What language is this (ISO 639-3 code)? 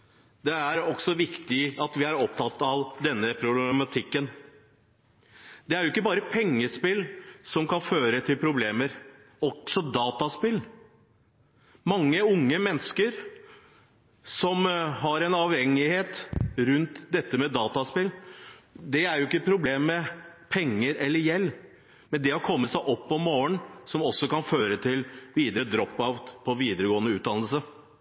nob